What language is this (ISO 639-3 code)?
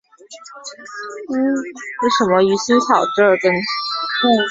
zho